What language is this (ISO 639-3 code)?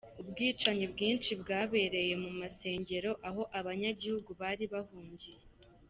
kin